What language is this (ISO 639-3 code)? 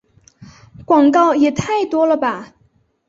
zho